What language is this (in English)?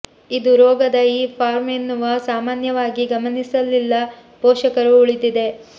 Kannada